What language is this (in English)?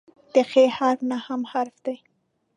Pashto